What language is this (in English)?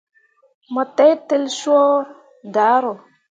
Mundang